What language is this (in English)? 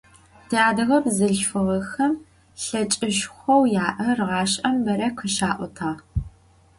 Adyghe